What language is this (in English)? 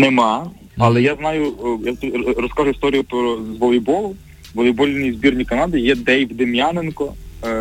Ukrainian